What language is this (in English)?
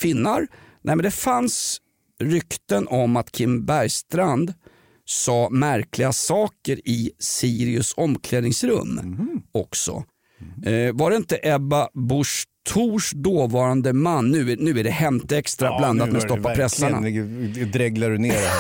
Swedish